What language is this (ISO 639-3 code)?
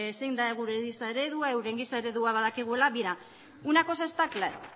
eus